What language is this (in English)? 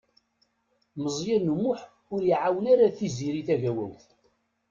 Kabyle